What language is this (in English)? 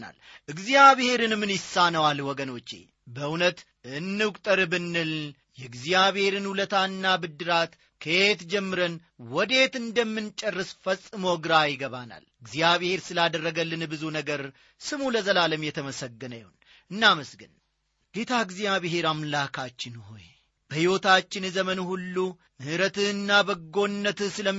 Amharic